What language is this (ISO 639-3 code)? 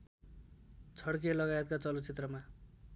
nep